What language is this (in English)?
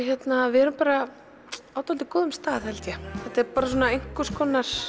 Icelandic